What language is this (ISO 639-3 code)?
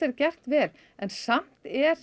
isl